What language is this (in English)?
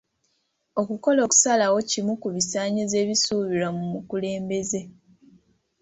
Ganda